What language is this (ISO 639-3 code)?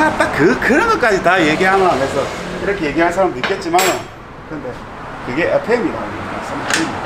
kor